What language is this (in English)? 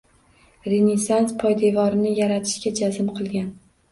Uzbek